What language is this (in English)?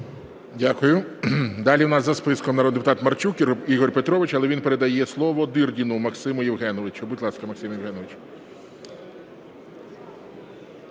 Ukrainian